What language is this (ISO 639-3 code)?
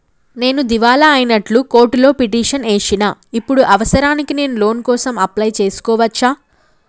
tel